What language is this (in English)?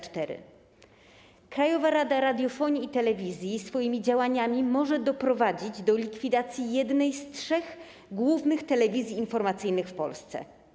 Polish